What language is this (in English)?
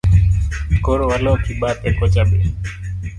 Luo (Kenya and Tanzania)